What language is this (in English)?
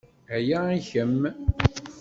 Kabyle